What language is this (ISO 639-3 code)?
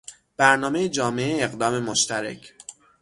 fas